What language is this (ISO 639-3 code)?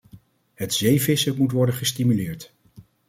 nld